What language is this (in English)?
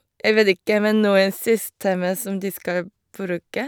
Norwegian